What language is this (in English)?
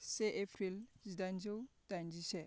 Bodo